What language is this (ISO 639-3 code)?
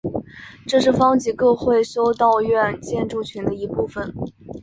zho